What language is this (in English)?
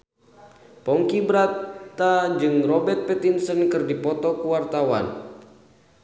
Sundanese